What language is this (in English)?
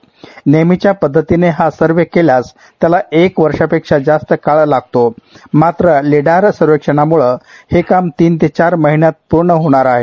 Marathi